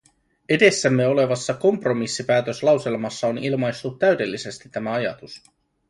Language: Finnish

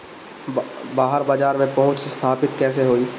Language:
Bhojpuri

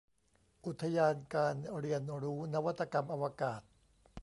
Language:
Thai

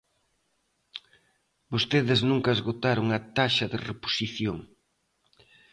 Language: Galician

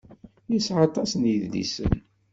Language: Kabyle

